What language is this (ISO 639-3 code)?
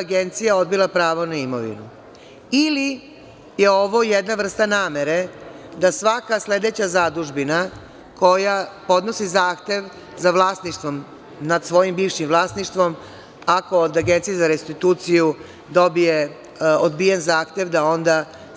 srp